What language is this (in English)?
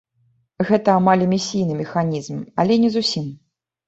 Belarusian